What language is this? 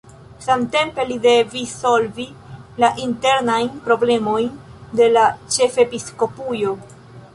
Esperanto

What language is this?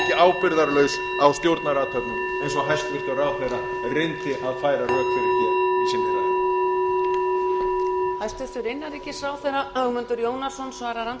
Icelandic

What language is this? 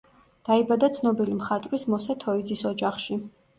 Georgian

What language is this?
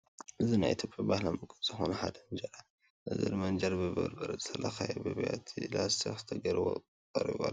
Tigrinya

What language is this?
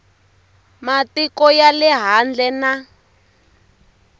Tsonga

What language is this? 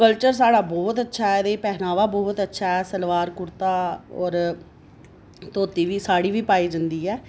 Dogri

